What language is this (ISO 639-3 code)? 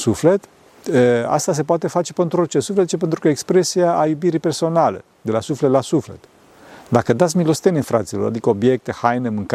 ron